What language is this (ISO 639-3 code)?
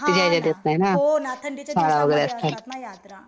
mar